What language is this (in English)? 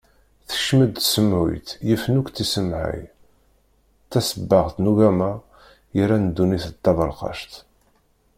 Kabyle